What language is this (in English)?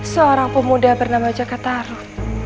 Indonesian